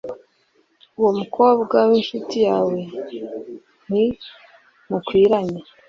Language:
Kinyarwanda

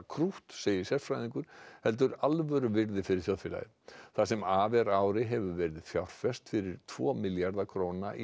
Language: Icelandic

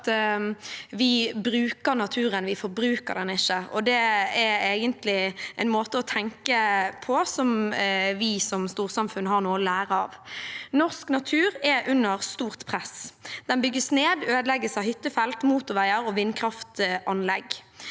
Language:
Norwegian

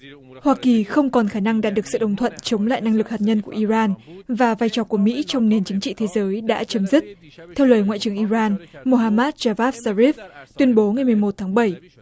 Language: Vietnamese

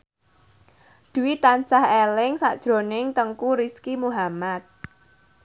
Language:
Javanese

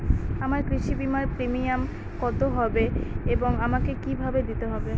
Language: Bangla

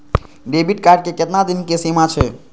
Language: Maithili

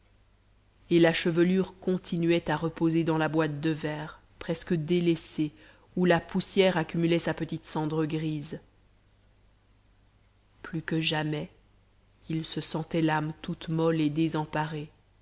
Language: French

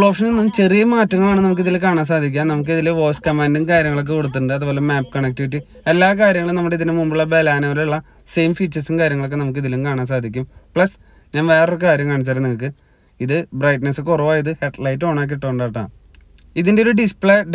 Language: Malayalam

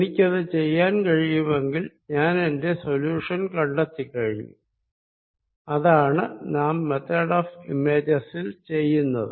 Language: Malayalam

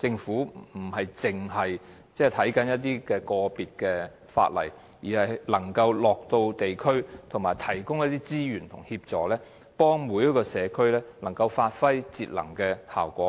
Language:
Cantonese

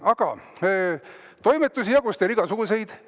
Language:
Estonian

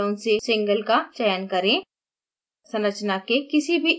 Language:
Hindi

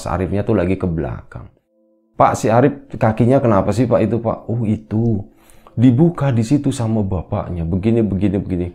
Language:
Indonesian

